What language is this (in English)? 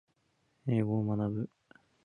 Japanese